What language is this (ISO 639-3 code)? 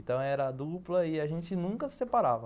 por